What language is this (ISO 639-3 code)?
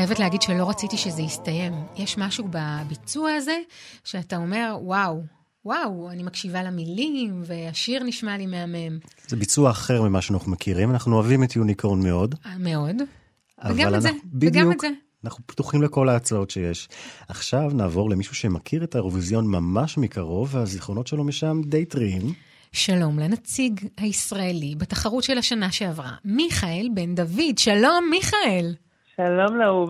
heb